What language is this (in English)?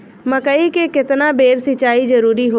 Bhojpuri